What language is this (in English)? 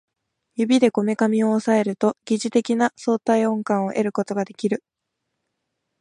Japanese